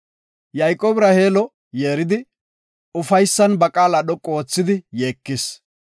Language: Gofa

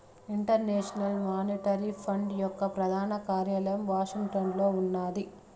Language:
Telugu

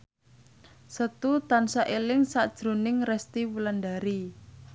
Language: Javanese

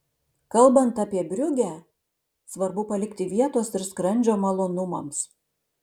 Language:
Lithuanian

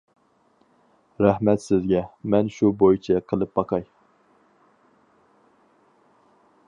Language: Uyghur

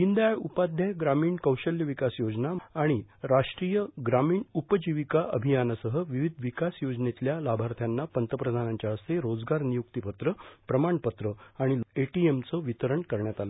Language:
Marathi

